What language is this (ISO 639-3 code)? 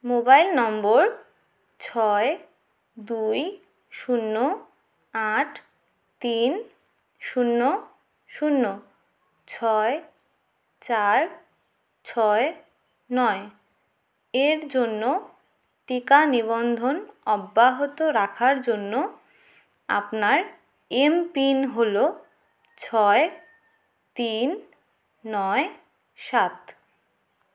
ben